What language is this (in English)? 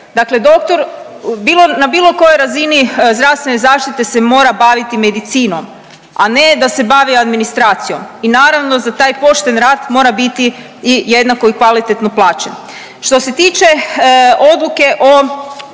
Croatian